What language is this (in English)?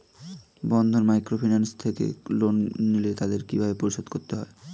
Bangla